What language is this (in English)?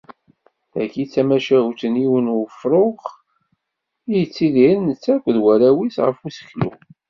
Kabyle